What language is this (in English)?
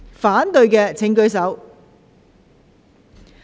Cantonese